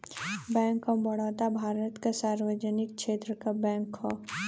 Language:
Bhojpuri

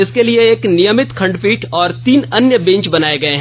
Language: Hindi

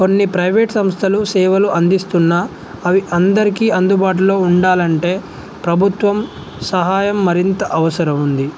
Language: Telugu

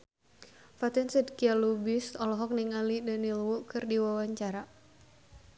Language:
Sundanese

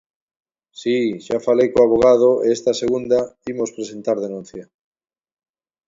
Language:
Galician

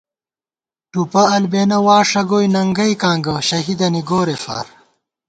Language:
Gawar-Bati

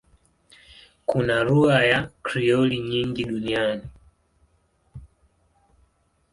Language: Swahili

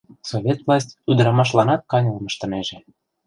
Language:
Mari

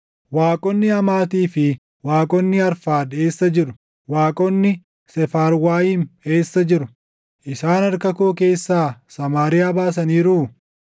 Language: Oromo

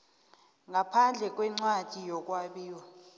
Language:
South Ndebele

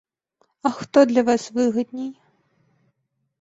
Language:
Belarusian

